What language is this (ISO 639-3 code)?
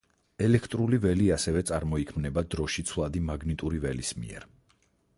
kat